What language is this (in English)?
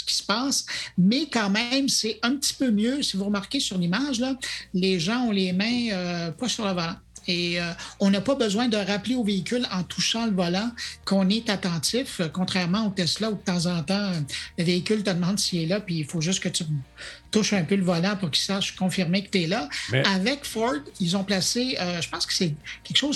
French